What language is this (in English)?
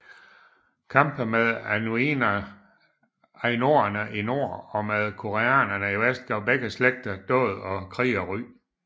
Danish